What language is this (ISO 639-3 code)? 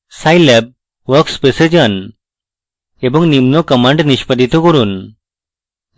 ben